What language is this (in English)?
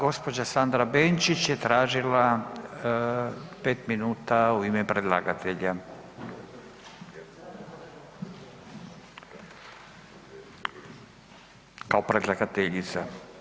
Croatian